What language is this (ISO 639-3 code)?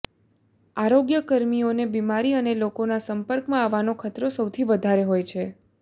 guj